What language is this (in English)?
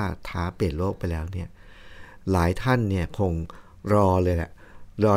Thai